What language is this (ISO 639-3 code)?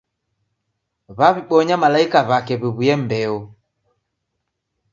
dav